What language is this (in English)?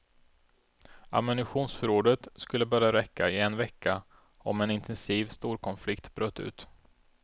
Swedish